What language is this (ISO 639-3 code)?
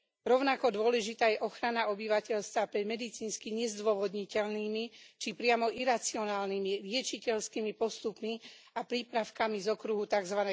slk